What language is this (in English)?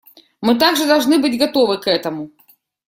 Russian